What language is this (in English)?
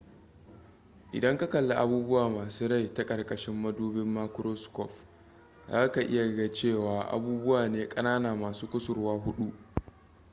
Hausa